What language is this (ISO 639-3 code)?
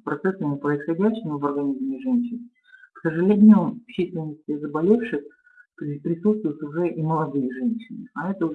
rus